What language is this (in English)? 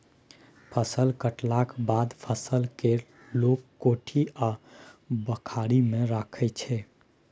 Maithili